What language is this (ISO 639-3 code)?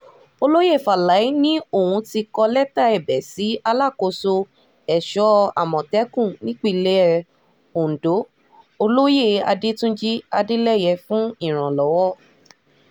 yor